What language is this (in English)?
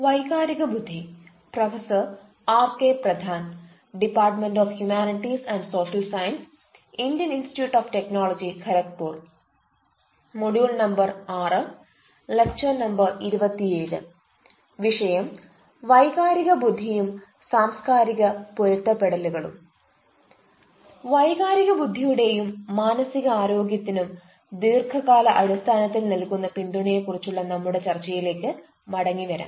Malayalam